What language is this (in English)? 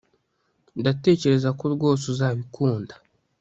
Kinyarwanda